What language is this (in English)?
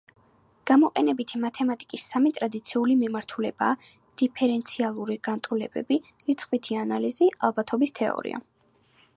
Georgian